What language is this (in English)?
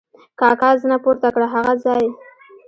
Pashto